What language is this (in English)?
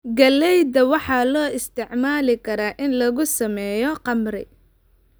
Somali